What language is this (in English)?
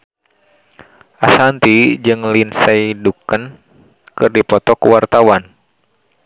Sundanese